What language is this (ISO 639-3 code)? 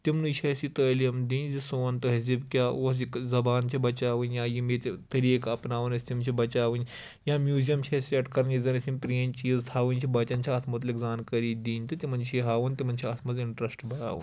kas